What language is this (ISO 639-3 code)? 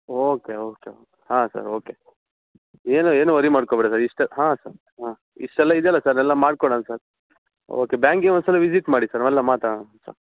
kan